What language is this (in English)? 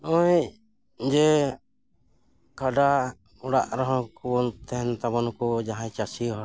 Santali